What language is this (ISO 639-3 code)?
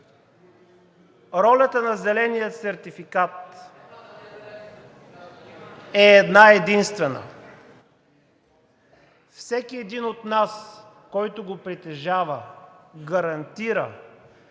bul